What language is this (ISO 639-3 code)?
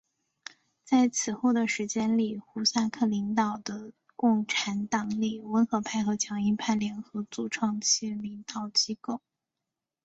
zho